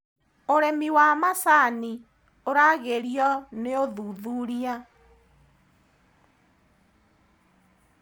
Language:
Kikuyu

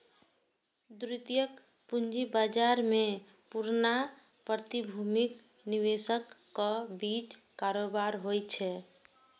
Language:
Maithili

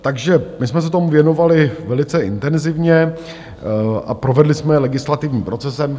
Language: Czech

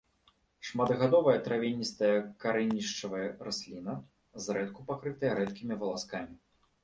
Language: Belarusian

